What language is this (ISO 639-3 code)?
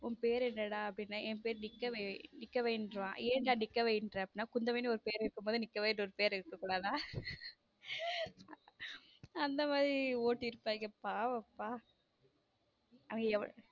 tam